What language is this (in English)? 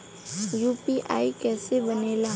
Bhojpuri